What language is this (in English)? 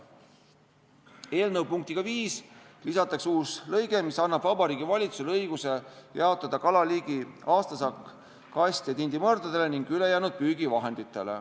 Estonian